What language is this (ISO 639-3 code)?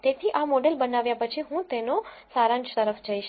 guj